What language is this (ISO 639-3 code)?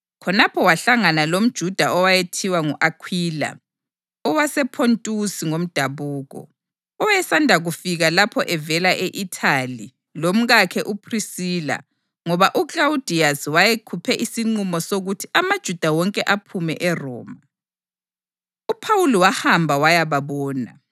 nde